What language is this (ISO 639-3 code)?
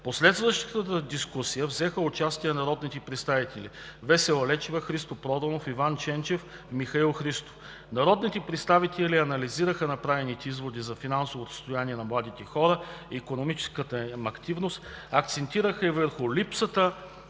bul